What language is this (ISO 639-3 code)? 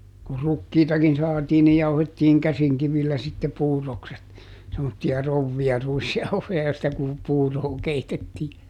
fin